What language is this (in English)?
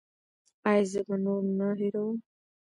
Pashto